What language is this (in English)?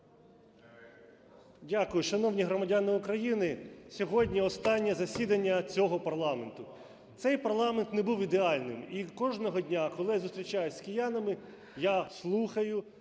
Ukrainian